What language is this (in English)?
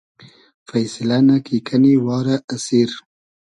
Hazaragi